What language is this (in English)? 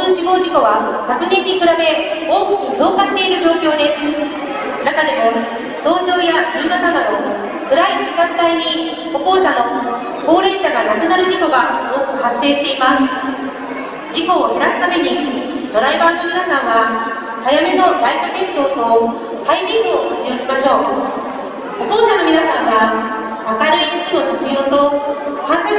Japanese